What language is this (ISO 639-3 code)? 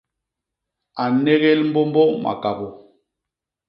bas